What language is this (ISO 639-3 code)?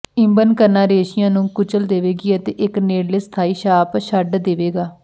pan